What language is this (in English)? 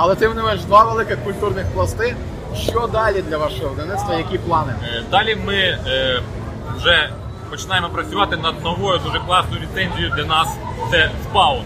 Ukrainian